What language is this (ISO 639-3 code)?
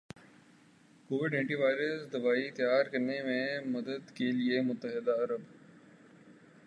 urd